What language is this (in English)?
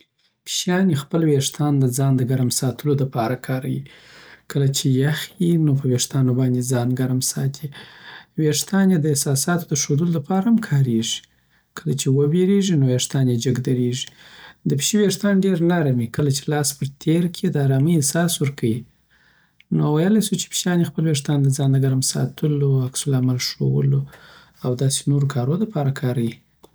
Southern Pashto